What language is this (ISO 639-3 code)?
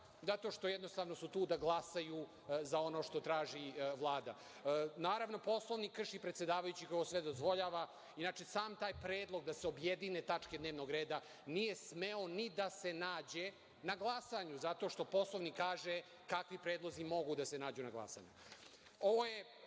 srp